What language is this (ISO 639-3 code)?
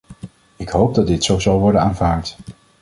nld